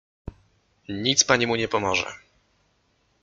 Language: Polish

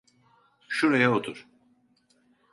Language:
Turkish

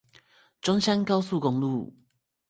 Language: Chinese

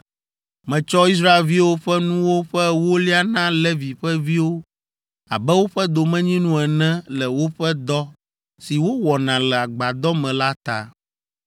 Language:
Ewe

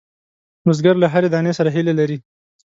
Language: Pashto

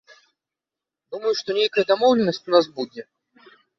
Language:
Belarusian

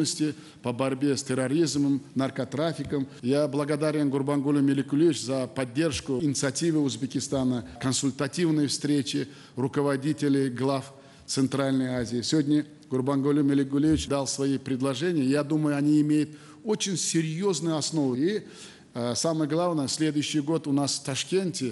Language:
Russian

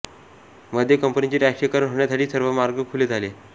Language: Marathi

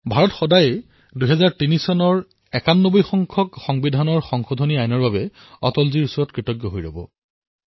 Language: Assamese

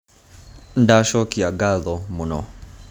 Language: Kikuyu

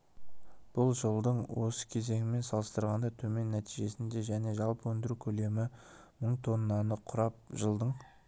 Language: Kazakh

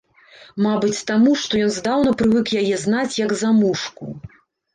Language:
Belarusian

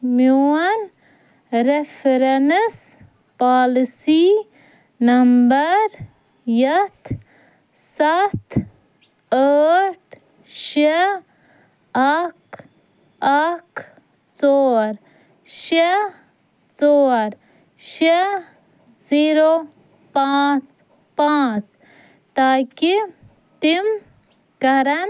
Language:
Kashmiri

